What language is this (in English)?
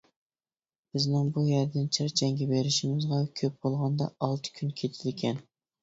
Uyghur